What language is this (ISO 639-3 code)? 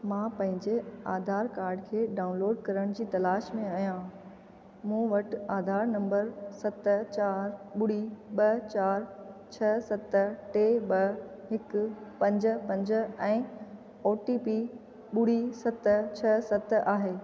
snd